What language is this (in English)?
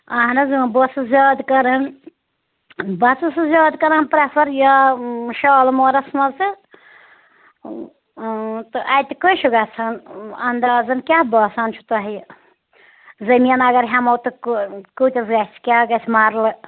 Kashmiri